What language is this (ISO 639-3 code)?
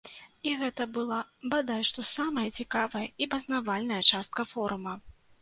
bel